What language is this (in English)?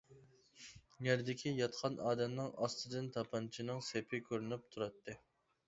Uyghur